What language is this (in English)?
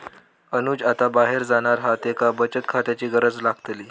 Marathi